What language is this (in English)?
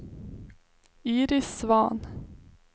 Swedish